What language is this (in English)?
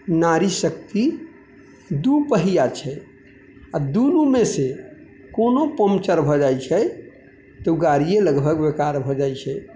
Maithili